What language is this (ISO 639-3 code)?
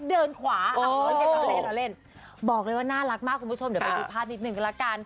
tha